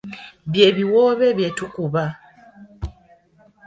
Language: Ganda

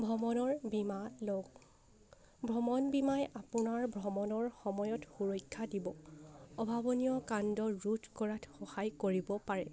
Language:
Assamese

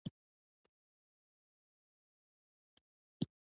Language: Pashto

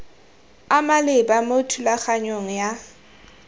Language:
Tswana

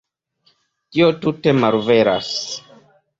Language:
Esperanto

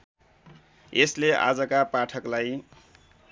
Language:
Nepali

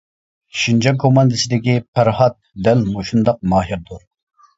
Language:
Uyghur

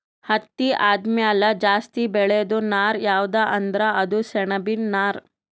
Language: Kannada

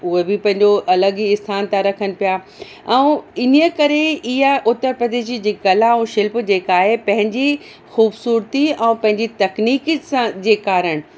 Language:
Sindhi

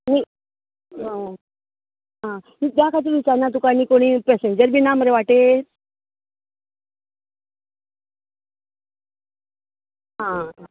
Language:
Konkani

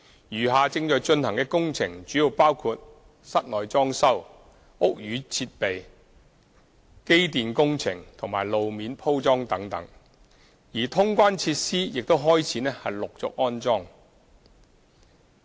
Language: Cantonese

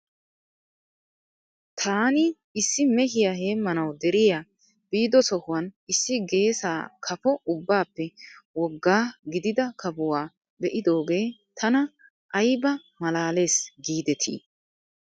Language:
Wolaytta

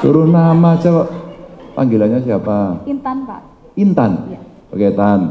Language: Indonesian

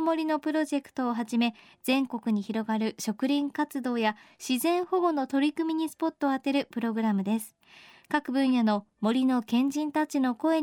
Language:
Japanese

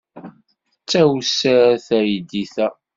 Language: Kabyle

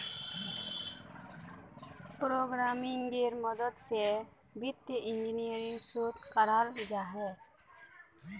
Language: Magahi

